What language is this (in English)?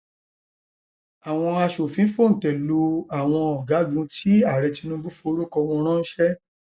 Yoruba